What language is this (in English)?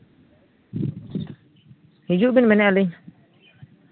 Santali